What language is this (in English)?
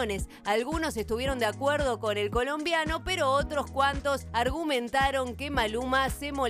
Spanish